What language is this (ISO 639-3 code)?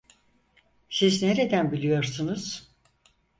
tur